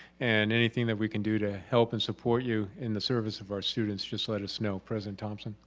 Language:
English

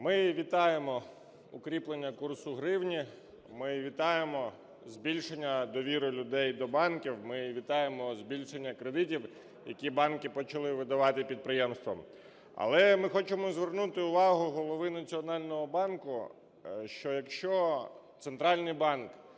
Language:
Ukrainian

